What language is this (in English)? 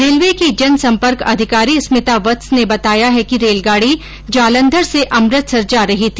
Hindi